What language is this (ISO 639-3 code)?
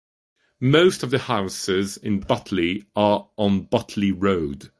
eng